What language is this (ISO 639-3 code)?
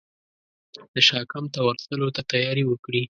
pus